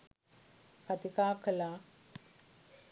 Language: Sinhala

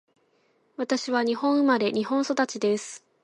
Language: Japanese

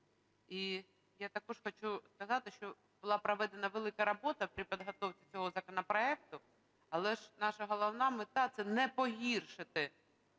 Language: Ukrainian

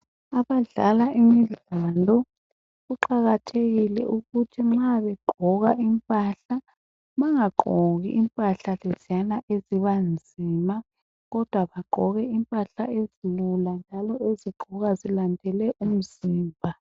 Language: North Ndebele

